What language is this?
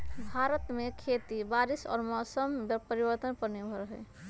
Magahi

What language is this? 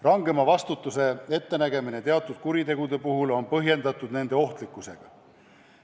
Estonian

